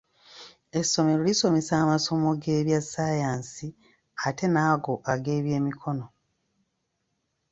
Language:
Ganda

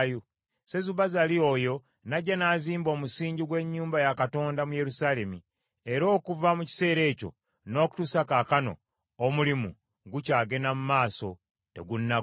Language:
Ganda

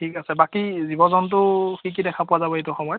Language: Assamese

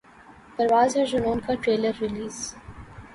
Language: Urdu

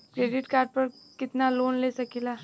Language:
Bhojpuri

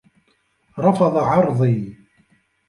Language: Arabic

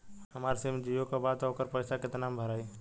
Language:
Bhojpuri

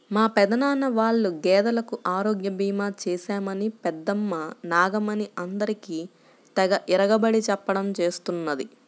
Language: Telugu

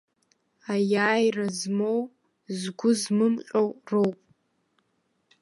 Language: Abkhazian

